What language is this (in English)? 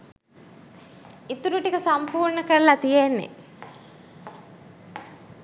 Sinhala